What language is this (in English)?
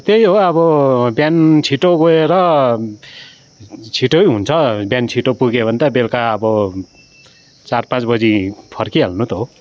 Nepali